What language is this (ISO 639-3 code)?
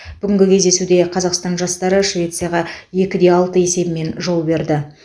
kaz